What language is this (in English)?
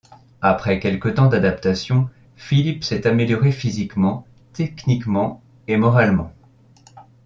French